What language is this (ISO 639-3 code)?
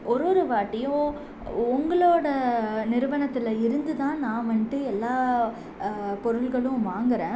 tam